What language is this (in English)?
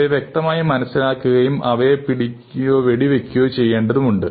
Malayalam